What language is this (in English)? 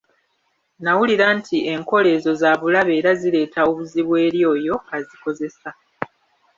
Ganda